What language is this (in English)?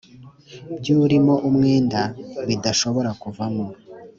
Kinyarwanda